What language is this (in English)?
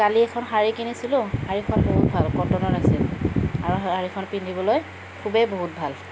Assamese